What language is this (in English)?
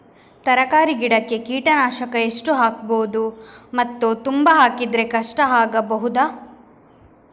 Kannada